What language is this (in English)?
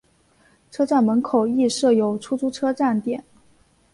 Chinese